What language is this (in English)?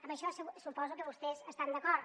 Catalan